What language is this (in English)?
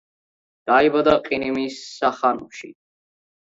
Georgian